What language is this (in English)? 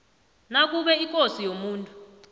South Ndebele